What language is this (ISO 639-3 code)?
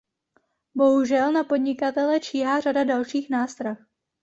ces